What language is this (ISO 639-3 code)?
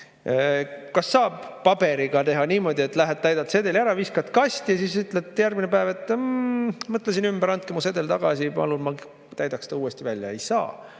est